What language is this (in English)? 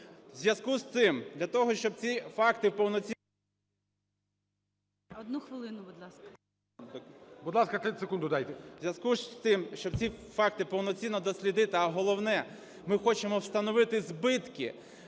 Ukrainian